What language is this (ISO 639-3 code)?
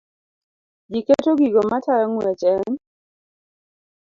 luo